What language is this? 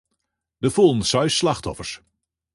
Western Frisian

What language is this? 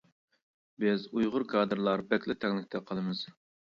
Uyghur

